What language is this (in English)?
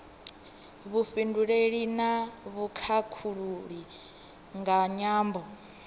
Venda